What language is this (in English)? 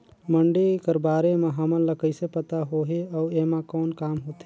Chhattisgarhi